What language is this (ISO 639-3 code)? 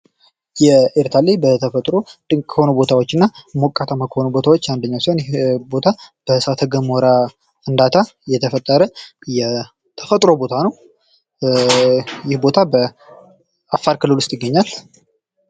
amh